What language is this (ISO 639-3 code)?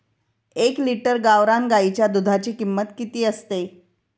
mar